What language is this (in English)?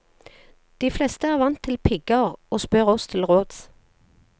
Norwegian